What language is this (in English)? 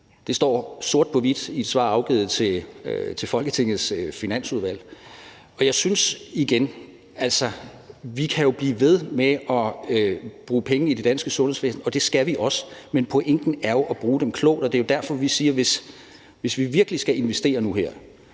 Danish